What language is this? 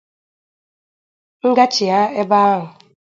Igbo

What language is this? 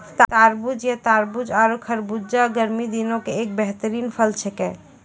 Maithili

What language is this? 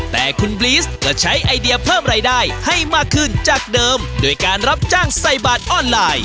Thai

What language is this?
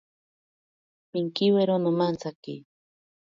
Ashéninka Perené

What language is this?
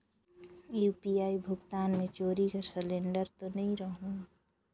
Chhattisgarhi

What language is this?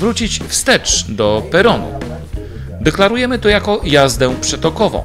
Polish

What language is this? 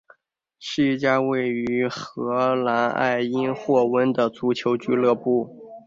Chinese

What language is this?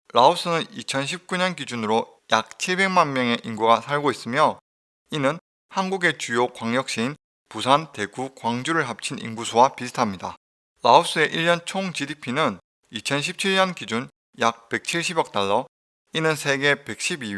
Korean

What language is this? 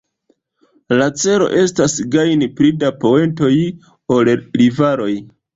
Esperanto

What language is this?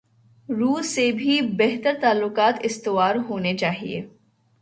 Urdu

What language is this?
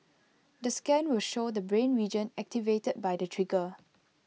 English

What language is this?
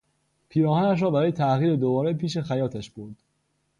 Persian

